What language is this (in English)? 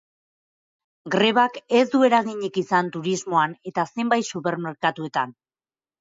Basque